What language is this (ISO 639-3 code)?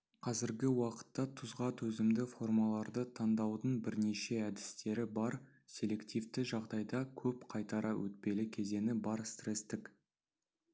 kaz